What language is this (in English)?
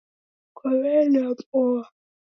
Taita